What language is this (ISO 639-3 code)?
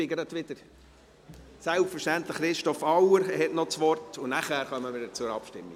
gsw